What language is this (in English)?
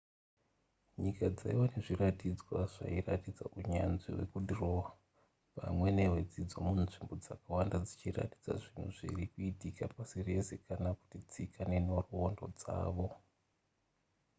Shona